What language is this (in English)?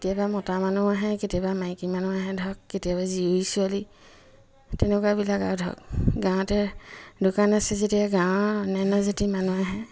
Assamese